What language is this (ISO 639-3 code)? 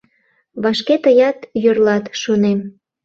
chm